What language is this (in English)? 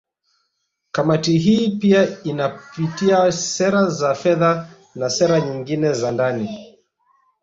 Swahili